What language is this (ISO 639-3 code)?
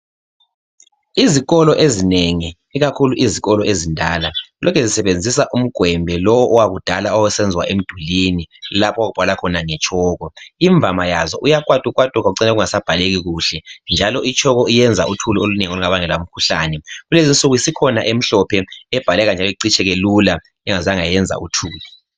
nde